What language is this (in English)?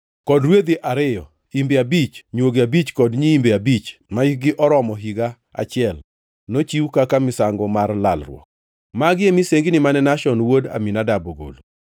Luo (Kenya and Tanzania)